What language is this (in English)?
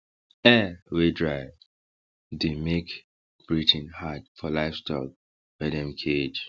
Nigerian Pidgin